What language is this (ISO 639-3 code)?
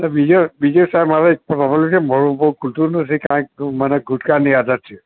guj